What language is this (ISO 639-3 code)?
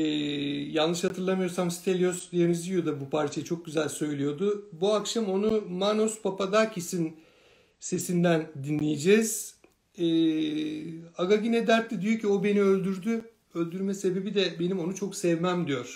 tur